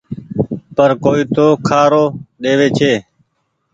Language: Goaria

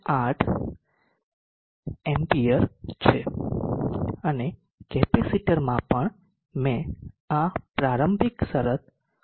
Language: Gujarati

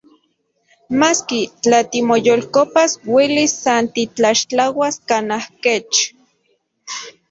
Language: Central Puebla Nahuatl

